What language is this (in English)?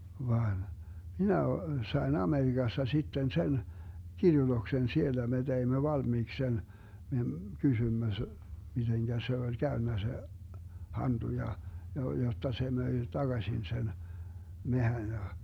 Finnish